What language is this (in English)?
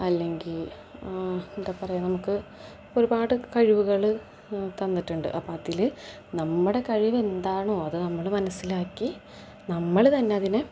Malayalam